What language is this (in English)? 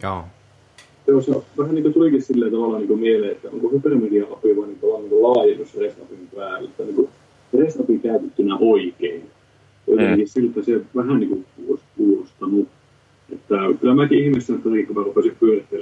Finnish